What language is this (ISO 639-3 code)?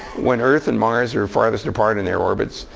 eng